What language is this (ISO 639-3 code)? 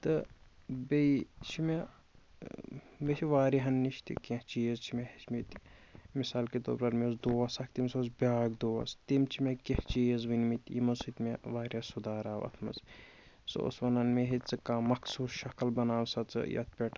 kas